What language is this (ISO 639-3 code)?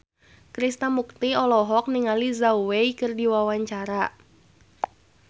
sun